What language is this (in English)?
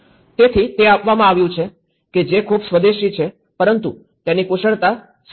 Gujarati